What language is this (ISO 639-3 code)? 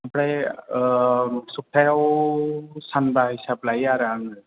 brx